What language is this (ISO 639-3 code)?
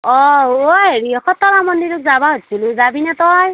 asm